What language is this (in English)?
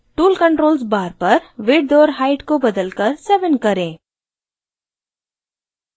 Hindi